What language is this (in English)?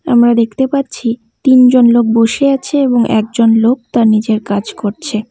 Bangla